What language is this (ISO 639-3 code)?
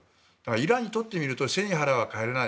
jpn